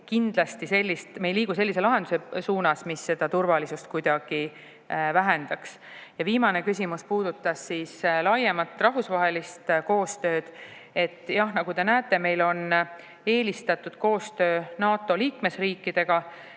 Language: Estonian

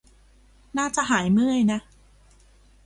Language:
Thai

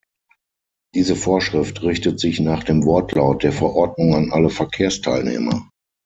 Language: German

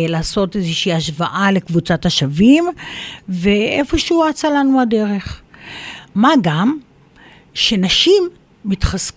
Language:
Hebrew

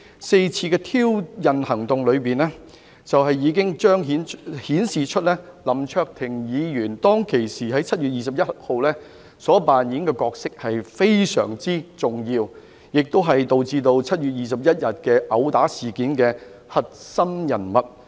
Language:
Cantonese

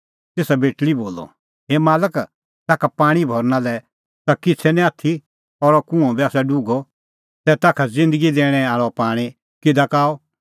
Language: Kullu Pahari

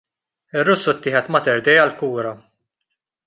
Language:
Maltese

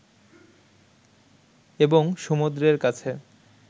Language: Bangla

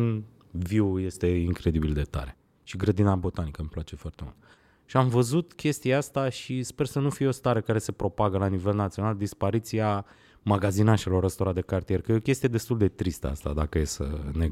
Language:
Romanian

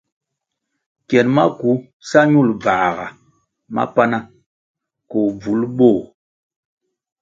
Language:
Kwasio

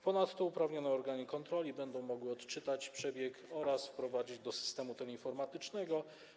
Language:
Polish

